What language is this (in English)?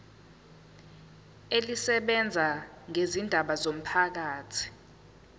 Zulu